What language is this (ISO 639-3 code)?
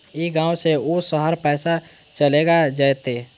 mag